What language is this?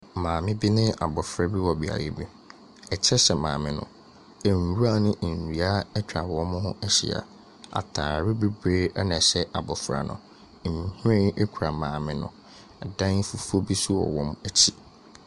Akan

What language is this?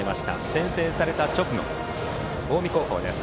Japanese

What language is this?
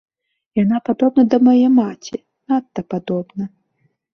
Belarusian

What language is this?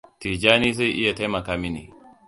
Hausa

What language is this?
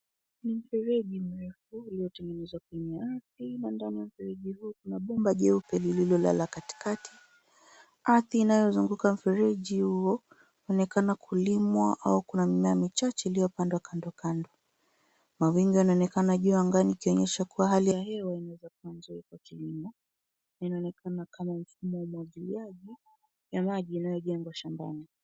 Swahili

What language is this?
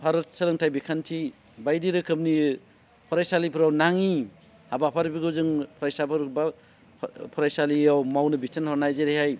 Bodo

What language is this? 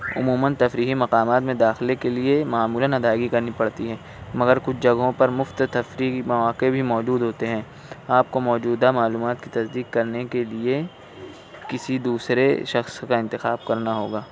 Urdu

